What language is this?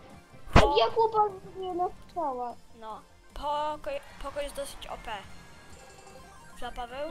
Polish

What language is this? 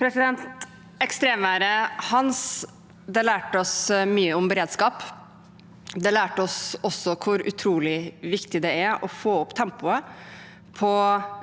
Norwegian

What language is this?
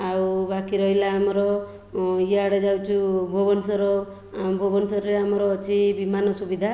Odia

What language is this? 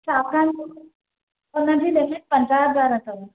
Sindhi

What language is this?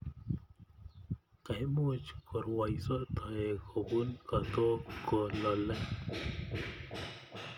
Kalenjin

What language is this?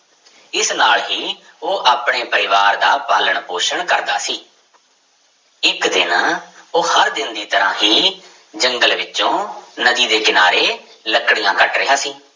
Punjabi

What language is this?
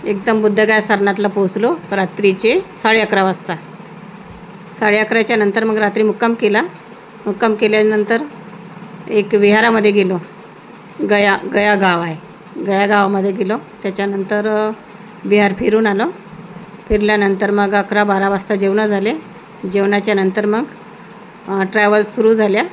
Marathi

